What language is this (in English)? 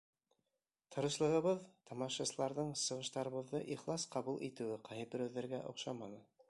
Bashkir